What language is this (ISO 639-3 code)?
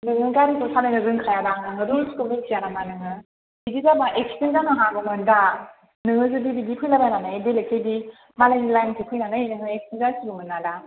brx